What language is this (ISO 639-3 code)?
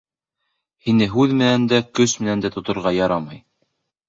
bak